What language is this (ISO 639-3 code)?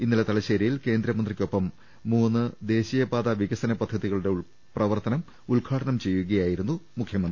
mal